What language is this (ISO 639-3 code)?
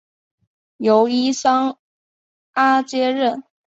zho